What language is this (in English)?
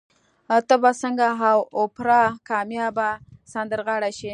Pashto